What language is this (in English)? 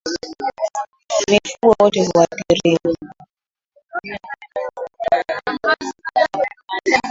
Swahili